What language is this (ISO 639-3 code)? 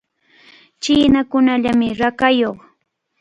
qvl